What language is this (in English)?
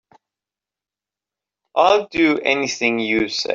English